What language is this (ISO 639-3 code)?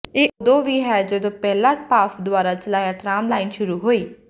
pan